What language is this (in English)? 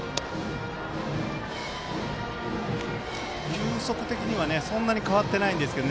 Japanese